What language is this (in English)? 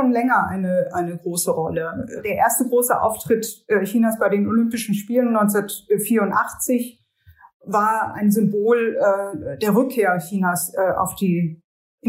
German